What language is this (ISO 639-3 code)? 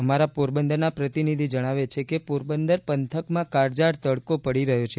guj